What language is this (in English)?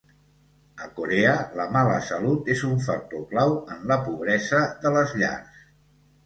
Catalan